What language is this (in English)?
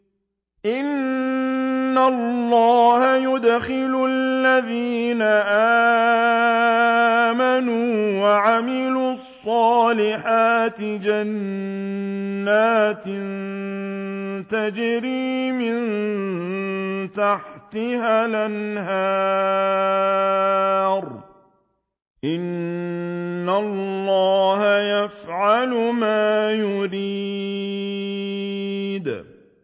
Arabic